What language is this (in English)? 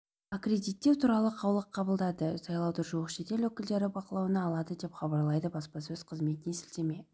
Kazakh